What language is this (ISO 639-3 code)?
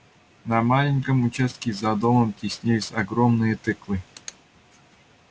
rus